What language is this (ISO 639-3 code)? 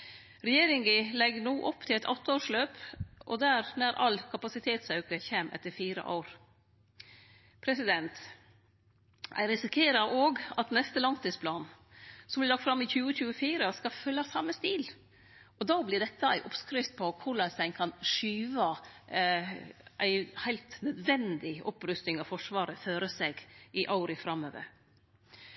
nno